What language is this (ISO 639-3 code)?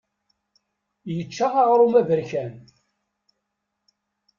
kab